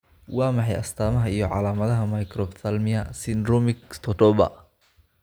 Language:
Somali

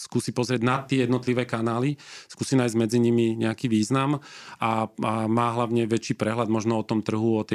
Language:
Slovak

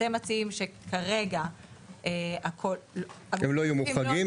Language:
Hebrew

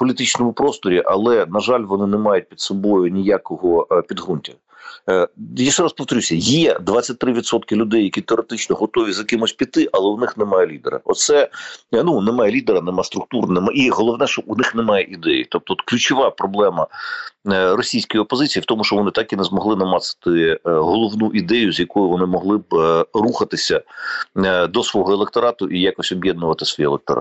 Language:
Ukrainian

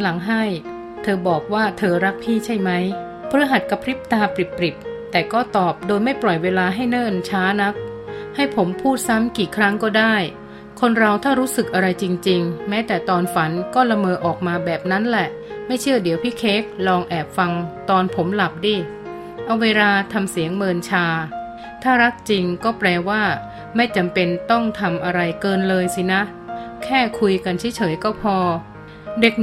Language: Thai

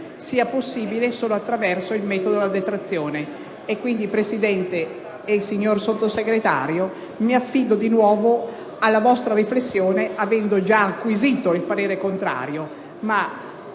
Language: Italian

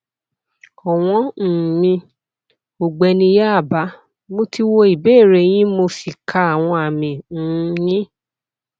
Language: Yoruba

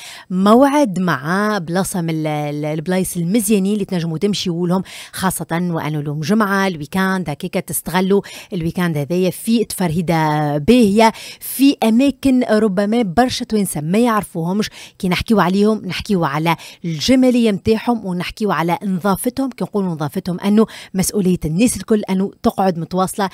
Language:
Arabic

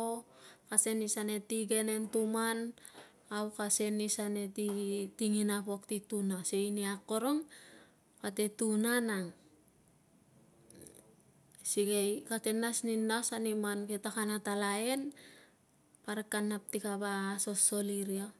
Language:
Tungag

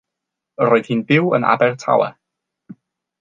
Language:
Welsh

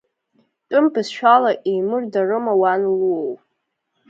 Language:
Abkhazian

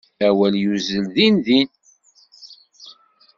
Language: Kabyle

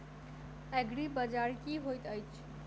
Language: Maithili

